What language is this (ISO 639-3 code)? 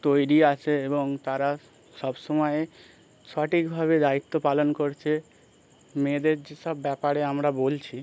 ben